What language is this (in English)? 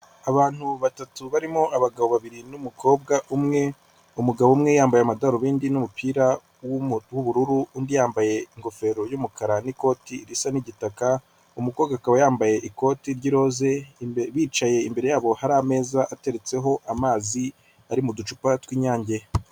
Kinyarwanda